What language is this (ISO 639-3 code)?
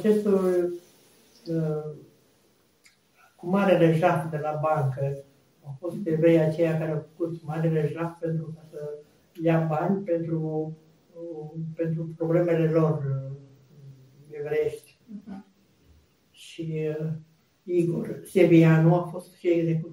ron